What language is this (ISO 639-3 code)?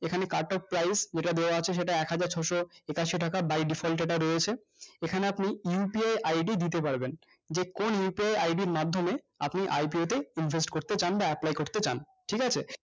ben